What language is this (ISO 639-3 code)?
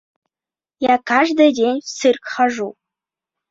bak